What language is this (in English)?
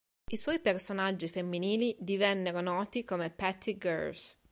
Italian